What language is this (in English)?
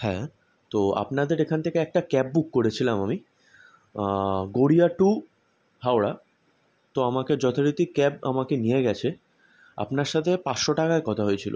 Bangla